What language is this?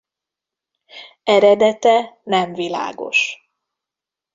Hungarian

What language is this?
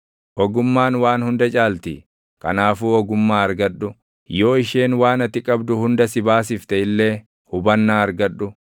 Oromo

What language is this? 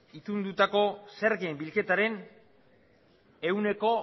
Basque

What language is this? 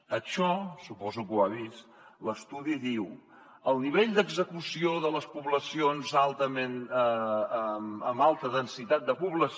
Catalan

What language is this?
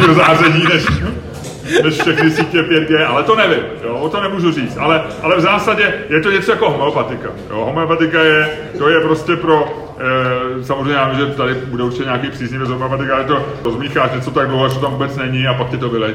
Czech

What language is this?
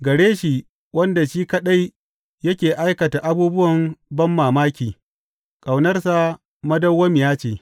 Hausa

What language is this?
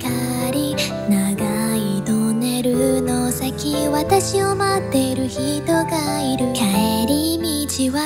Japanese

